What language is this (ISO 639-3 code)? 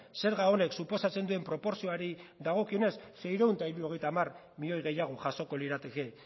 eus